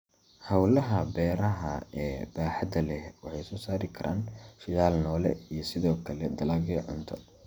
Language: Somali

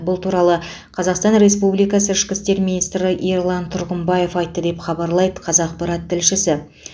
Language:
Kazakh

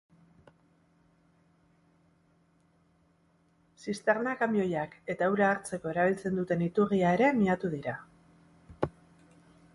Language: Basque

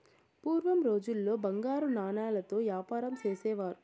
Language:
Telugu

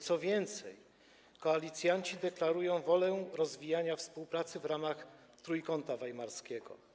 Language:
Polish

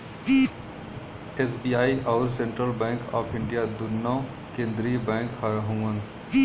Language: Bhojpuri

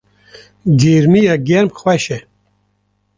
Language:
Kurdish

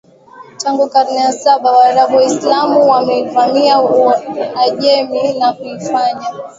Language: Swahili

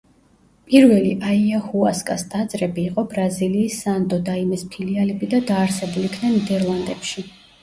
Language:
Georgian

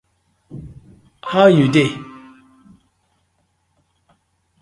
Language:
Nigerian Pidgin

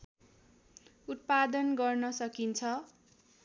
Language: Nepali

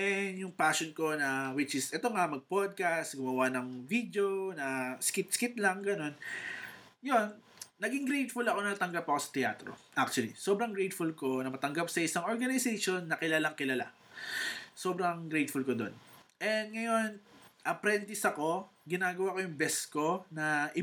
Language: Filipino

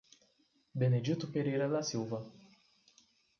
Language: Portuguese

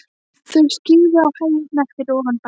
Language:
Icelandic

